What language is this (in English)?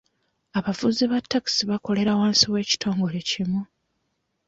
Ganda